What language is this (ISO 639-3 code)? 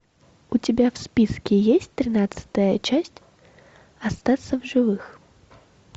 rus